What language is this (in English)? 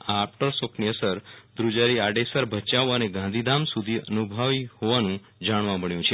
Gujarati